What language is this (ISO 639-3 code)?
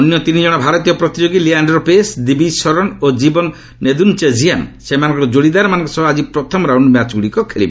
ori